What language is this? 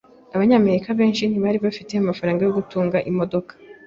Kinyarwanda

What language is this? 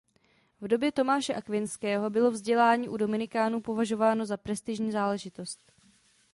Czech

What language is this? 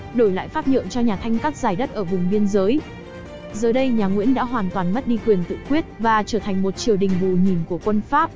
Vietnamese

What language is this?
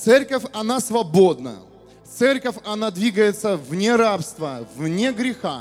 Russian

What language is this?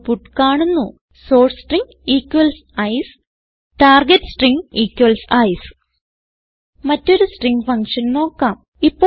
Malayalam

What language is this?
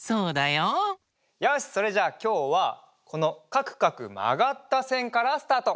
Japanese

